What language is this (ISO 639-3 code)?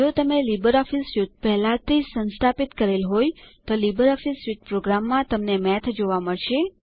guj